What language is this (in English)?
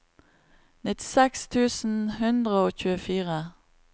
Norwegian